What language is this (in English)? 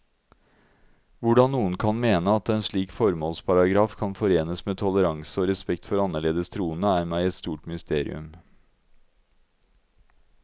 Norwegian